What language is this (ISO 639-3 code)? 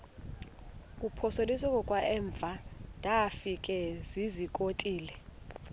xho